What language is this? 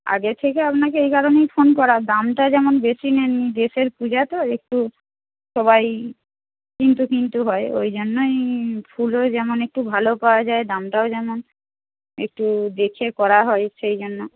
Bangla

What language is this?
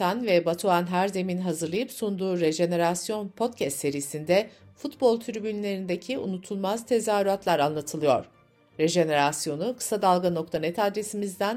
Turkish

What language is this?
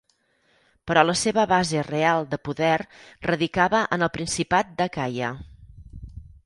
Catalan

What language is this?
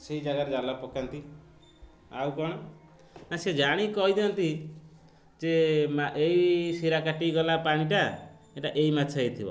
Odia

